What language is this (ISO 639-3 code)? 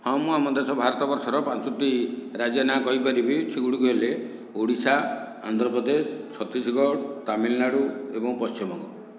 ori